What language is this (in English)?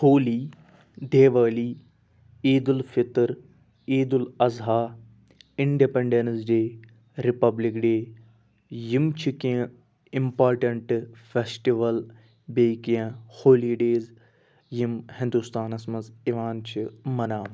Kashmiri